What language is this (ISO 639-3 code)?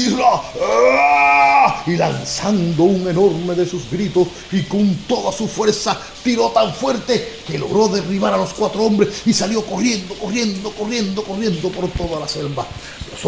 spa